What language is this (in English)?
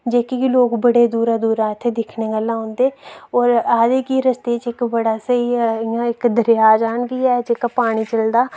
Dogri